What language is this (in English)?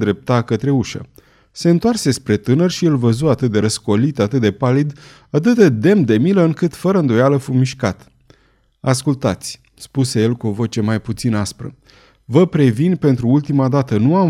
Romanian